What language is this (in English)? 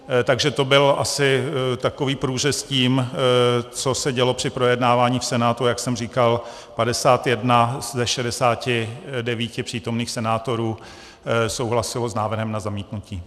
Czech